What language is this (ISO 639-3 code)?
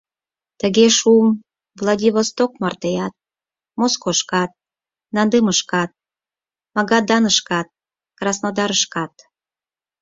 chm